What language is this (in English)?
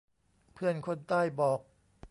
Thai